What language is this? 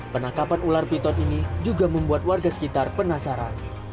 Indonesian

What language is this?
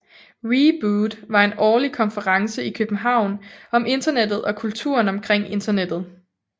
Danish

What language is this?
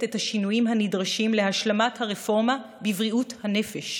Hebrew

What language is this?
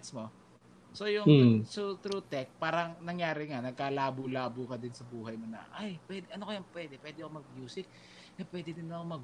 Filipino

